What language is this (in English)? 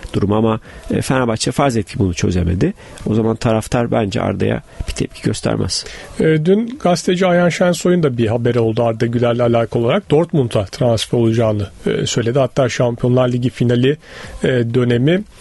Turkish